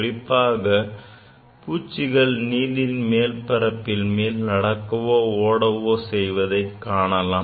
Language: Tamil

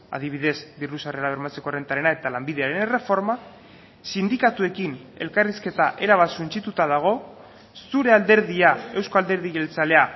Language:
Basque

